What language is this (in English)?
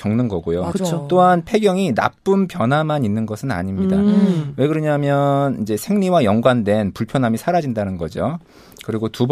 Korean